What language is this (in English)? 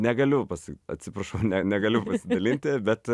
Lithuanian